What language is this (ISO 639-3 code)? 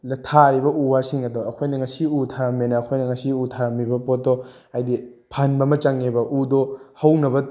mni